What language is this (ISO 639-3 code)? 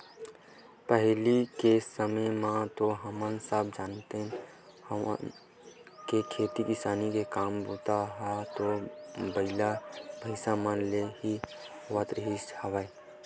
hne